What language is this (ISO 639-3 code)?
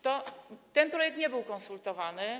pol